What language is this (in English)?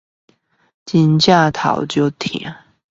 Chinese